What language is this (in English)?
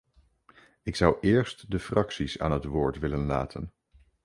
Dutch